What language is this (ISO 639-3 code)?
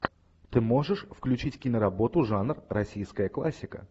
rus